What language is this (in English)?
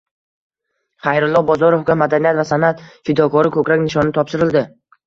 Uzbek